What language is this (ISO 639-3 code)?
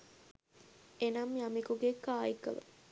sin